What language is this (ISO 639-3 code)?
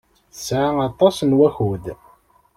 kab